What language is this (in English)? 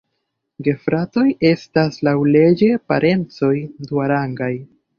Esperanto